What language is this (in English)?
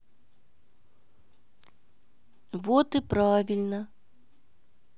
Russian